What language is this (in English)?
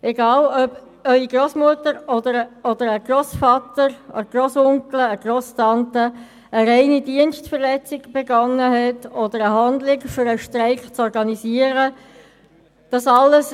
Swiss German